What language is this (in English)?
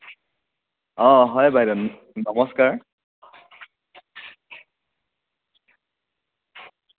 Assamese